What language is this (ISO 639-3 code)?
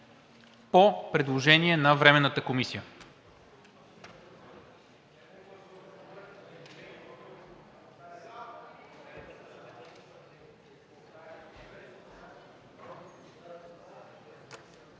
bul